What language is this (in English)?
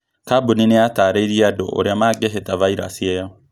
Kikuyu